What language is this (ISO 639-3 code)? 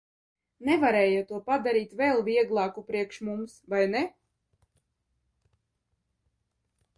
lav